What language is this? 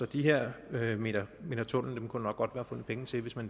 Danish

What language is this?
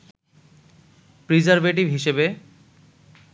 Bangla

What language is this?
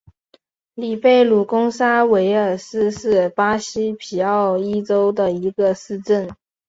Chinese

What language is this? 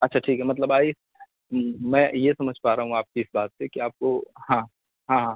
Urdu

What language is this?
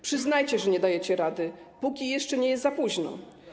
Polish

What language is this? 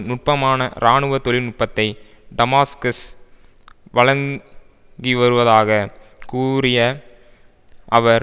Tamil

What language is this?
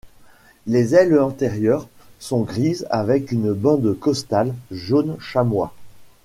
French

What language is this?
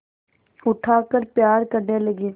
Hindi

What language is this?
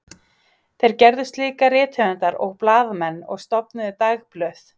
Icelandic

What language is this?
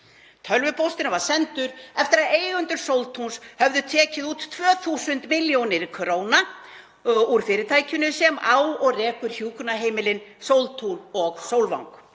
Icelandic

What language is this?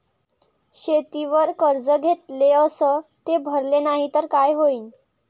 Marathi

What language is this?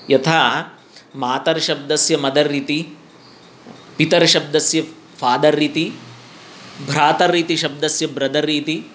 Sanskrit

